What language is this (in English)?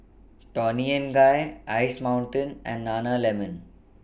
English